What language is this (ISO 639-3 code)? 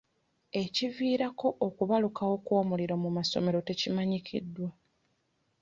lug